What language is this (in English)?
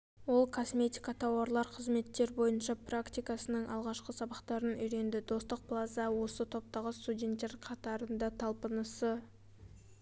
Kazakh